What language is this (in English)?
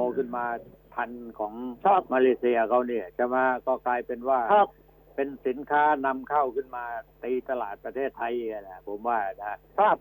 Thai